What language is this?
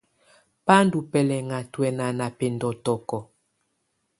Tunen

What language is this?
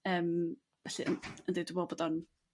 Welsh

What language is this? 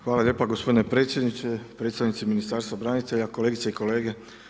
Croatian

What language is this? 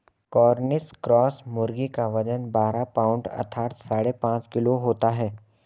Hindi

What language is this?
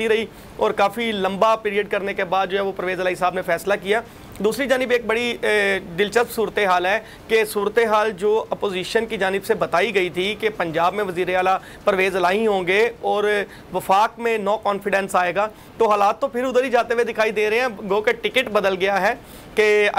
Hindi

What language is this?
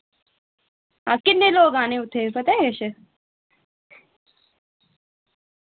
Dogri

